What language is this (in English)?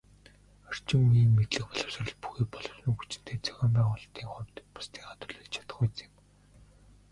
Mongolian